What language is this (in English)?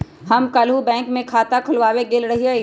Magahi